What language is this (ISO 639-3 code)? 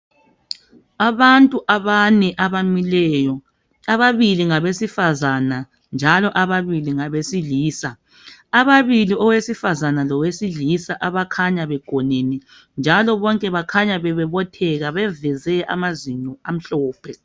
nde